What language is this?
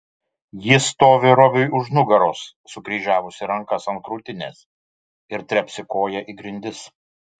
Lithuanian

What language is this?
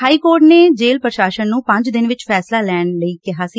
Punjabi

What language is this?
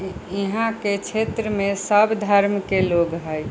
Maithili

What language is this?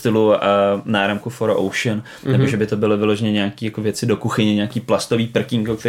Czech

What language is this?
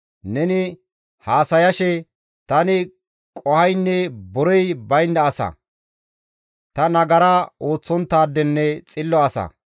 Gamo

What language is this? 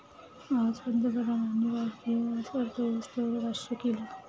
Marathi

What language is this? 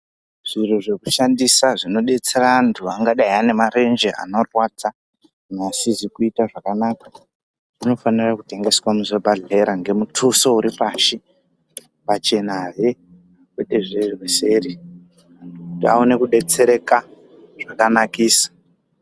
Ndau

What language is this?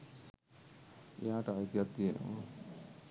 Sinhala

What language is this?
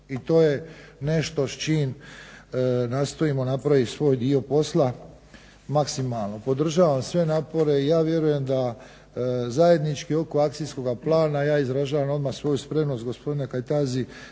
Croatian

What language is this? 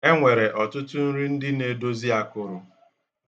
Igbo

